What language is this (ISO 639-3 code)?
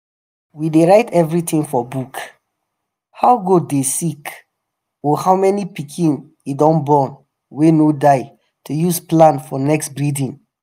pcm